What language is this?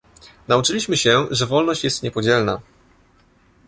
Polish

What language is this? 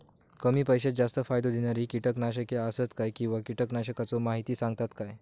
Marathi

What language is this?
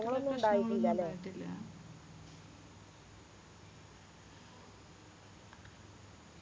Malayalam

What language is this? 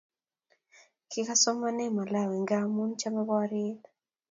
Kalenjin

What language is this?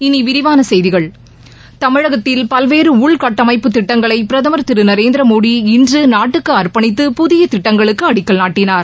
Tamil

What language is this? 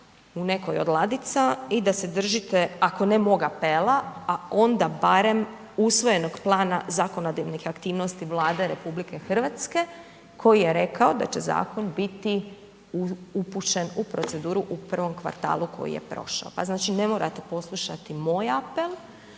Croatian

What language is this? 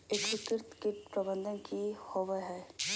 Magahi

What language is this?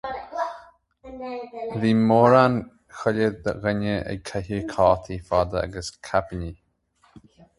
Irish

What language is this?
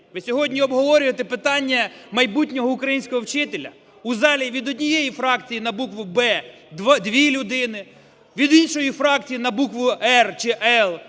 Ukrainian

